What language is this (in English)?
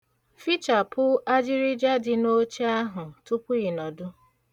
Igbo